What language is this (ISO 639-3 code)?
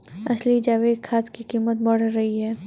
hin